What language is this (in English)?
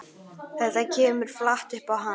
Icelandic